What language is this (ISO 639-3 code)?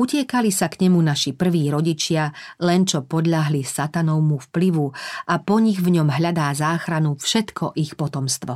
slk